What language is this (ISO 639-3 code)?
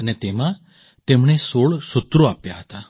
guj